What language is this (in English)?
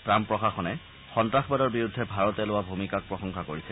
Assamese